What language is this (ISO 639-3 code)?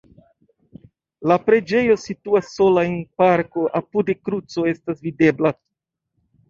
epo